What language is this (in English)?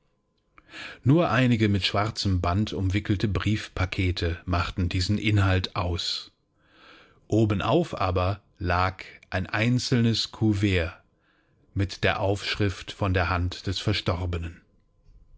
German